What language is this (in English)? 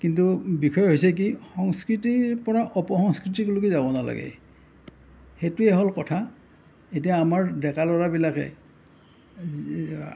Assamese